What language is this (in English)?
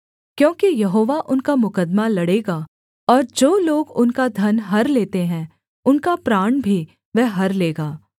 Hindi